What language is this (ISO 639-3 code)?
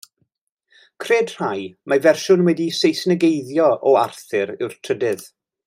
cym